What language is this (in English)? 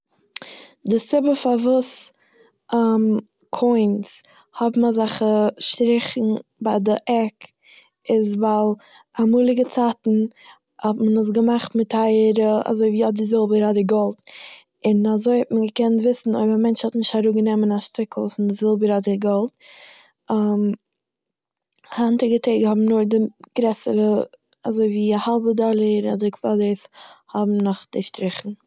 Yiddish